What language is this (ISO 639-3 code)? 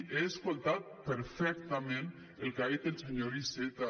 cat